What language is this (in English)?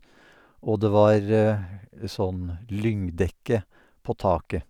Norwegian